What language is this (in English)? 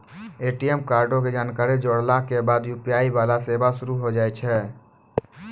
Maithili